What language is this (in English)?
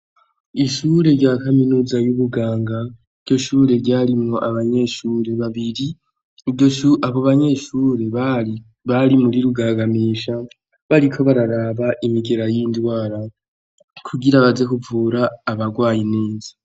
Rundi